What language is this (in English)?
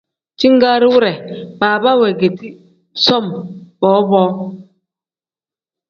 Tem